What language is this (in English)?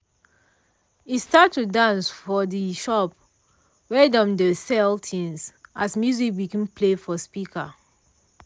Nigerian Pidgin